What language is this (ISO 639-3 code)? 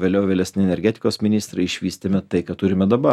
lit